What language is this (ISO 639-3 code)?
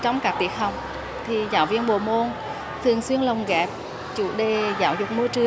vie